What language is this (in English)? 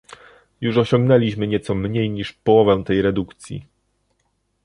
Polish